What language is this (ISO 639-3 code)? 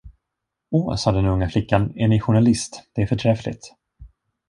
swe